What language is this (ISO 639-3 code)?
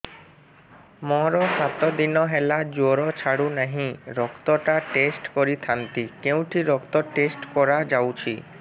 ori